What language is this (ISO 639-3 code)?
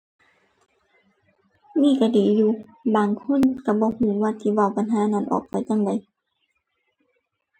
tha